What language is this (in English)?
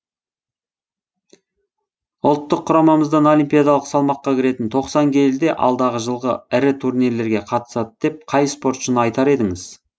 Kazakh